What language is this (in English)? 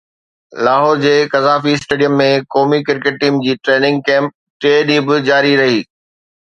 Sindhi